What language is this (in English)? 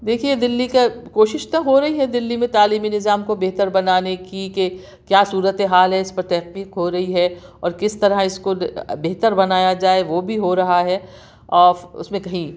Urdu